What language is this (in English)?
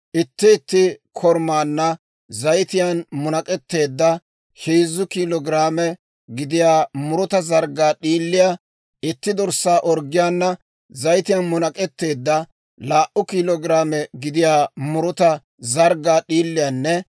Dawro